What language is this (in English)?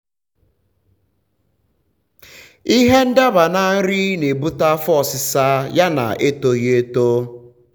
Igbo